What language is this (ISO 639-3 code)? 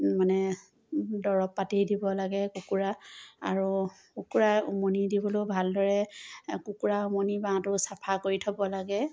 asm